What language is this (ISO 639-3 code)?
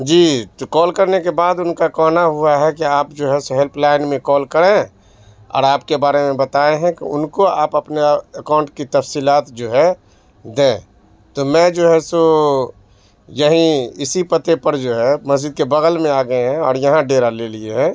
urd